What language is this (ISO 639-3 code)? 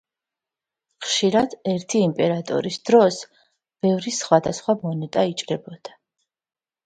kat